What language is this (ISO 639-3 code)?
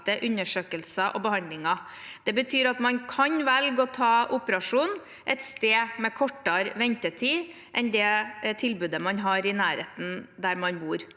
nor